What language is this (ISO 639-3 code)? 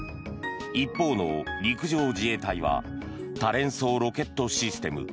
jpn